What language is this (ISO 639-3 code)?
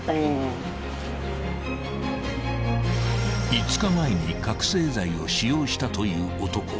jpn